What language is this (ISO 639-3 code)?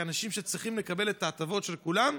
heb